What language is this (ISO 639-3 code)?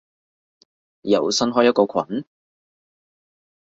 yue